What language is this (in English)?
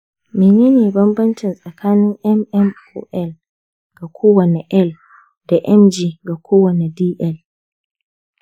Hausa